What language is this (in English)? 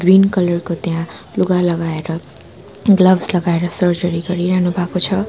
Nepali